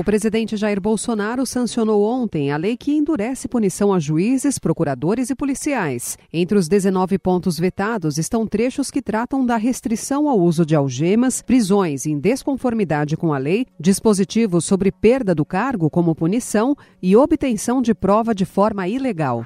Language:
Portuguese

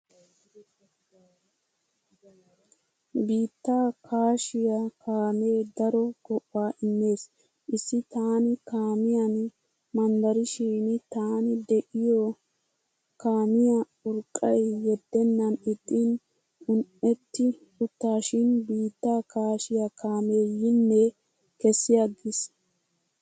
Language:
Wolaytta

